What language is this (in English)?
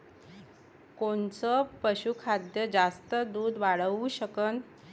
Marathi